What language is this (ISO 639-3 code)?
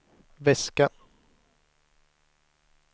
swe